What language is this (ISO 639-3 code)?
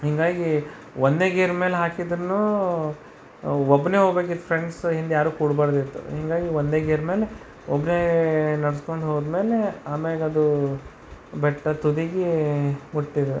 kan